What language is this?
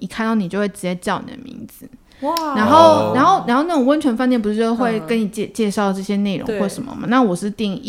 Chinese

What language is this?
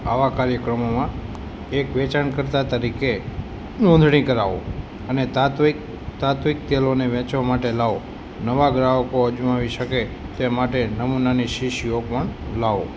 Gujarati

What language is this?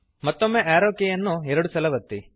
Kannada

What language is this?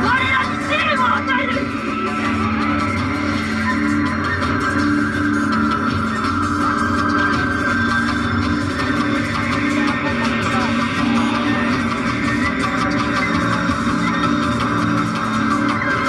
Japanese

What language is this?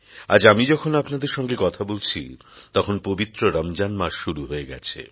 Bangla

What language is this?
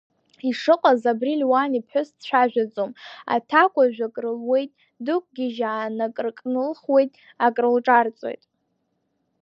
Abkhazian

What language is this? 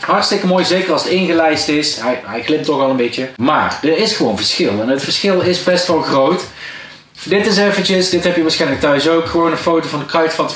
Dutch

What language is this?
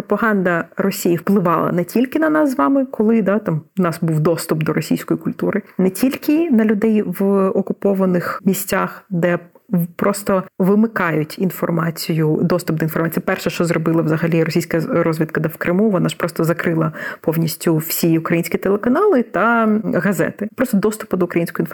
Ukrainian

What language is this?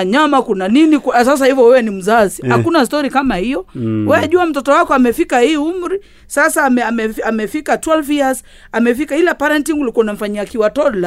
Swahili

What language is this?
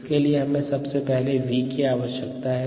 Hindi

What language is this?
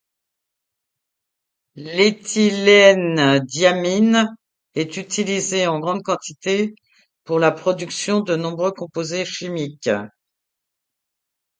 French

